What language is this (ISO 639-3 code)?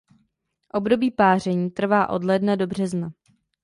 ces